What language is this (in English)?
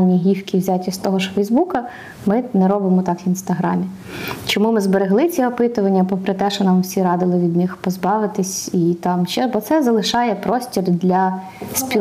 Ukrainian